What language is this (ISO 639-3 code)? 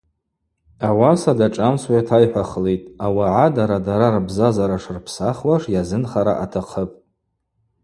abq